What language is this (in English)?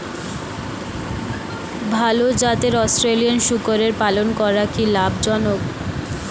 Bangla